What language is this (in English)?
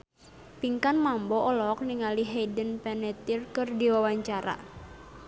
Sundanese